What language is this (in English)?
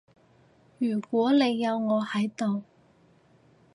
Cantonese